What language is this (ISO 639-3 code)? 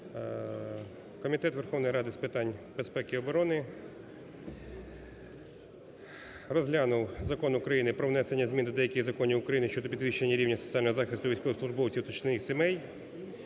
ukr